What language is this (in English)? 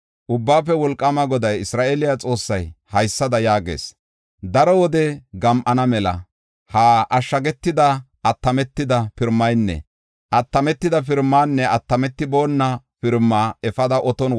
Gofa